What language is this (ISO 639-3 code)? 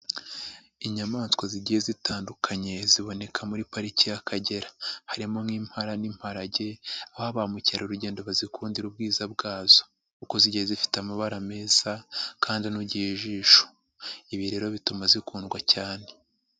kin